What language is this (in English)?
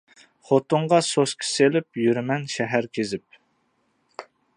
Uyghur